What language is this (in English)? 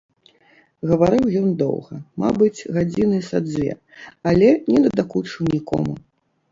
Belarusian